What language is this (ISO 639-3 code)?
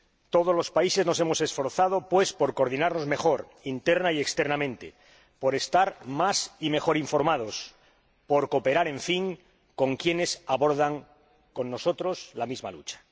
spa